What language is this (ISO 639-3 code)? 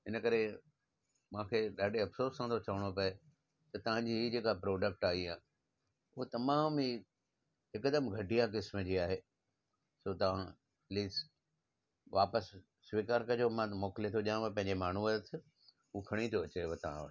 snd